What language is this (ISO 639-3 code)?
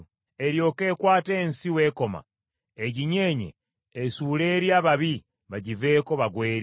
lug